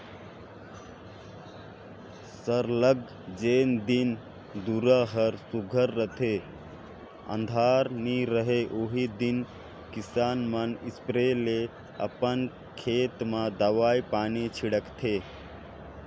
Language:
Chhattisgarhi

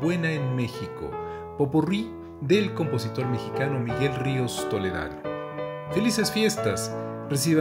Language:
Spanish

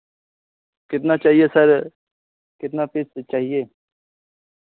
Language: Hindi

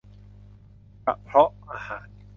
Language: Thai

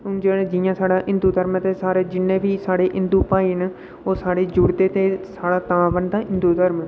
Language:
Dogri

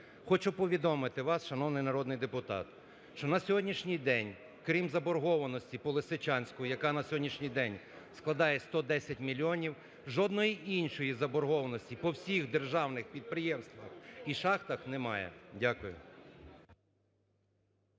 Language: Ukrainian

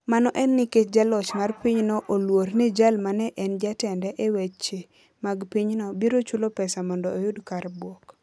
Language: Luo (Kenya and Tanzania)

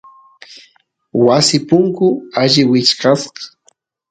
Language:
Santiago del Estero Quichua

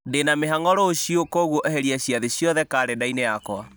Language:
Kikuyu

